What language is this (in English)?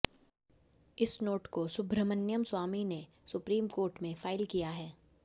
Hindi